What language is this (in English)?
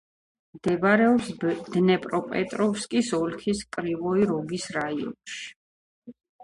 Georgian